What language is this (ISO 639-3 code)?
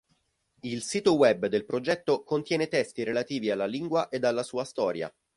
ita